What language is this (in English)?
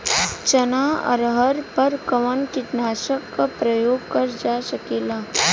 Bhojpuri